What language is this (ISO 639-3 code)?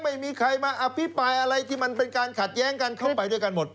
tha